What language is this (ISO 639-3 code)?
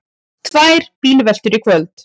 isl